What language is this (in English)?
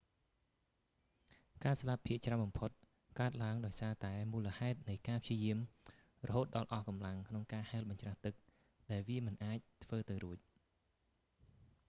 Khmer